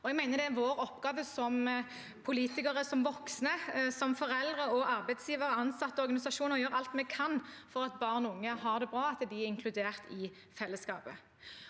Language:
Norwegian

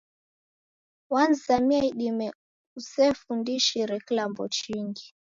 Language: Taita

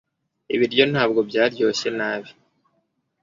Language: Kinyarwanda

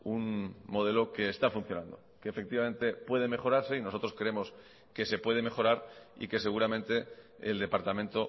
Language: Spanish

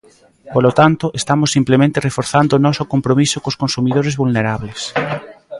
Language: Galician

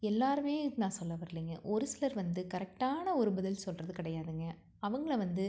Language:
Tamil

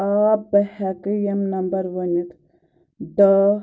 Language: Kashmiri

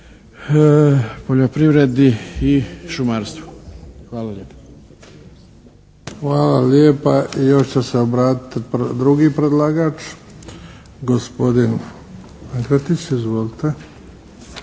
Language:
Croatian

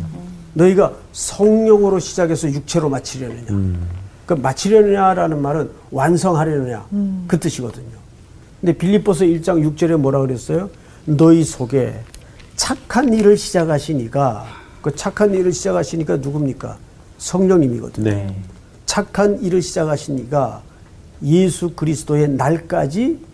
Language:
Korean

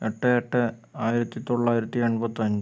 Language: Malayalam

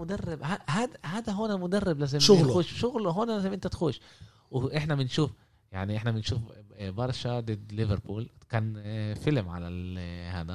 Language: Arabic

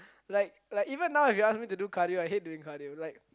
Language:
English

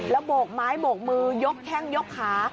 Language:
Thai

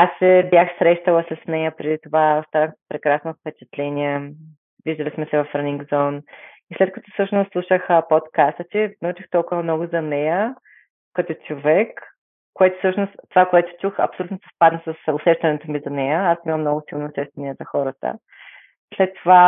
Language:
Bulgarian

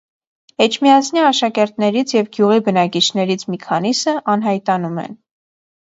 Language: Armenian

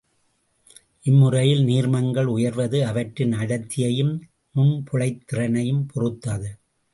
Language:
Tamil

